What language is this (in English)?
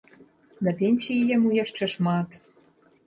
Belarusian